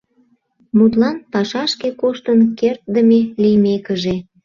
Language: Mari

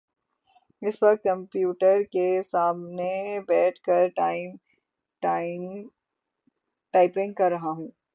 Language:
Urdu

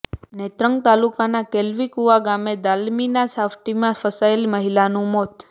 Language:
Gujarati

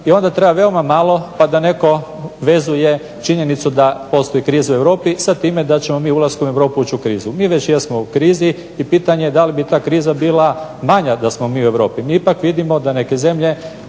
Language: Croatian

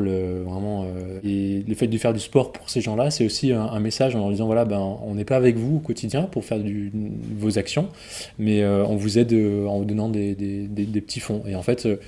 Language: French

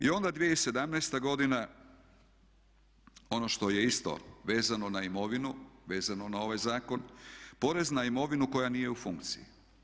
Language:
Croatian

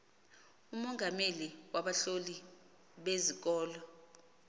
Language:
Xhosa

